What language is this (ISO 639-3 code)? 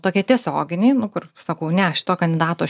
lit